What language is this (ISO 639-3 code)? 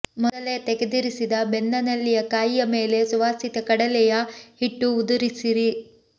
kan